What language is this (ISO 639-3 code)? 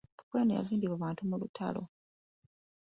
lug